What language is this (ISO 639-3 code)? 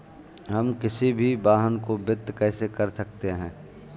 hin